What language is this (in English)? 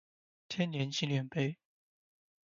Chinese